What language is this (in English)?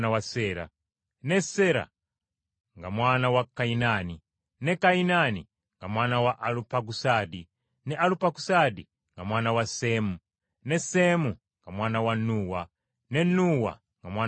Ganda